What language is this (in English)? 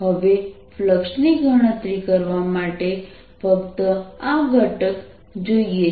Gujarati